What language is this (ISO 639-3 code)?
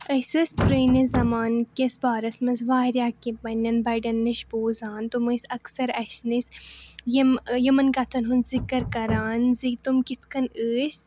kas